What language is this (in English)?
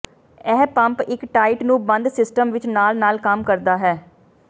Punjabi